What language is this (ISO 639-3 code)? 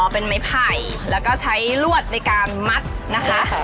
tha